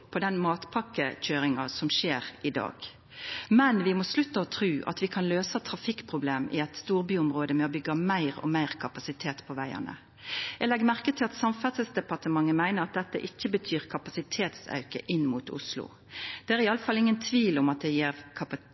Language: Norwegian Nynorsk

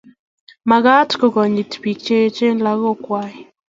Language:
Kalenjin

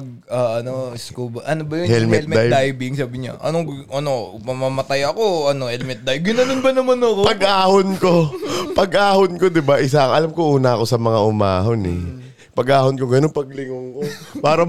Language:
Filipino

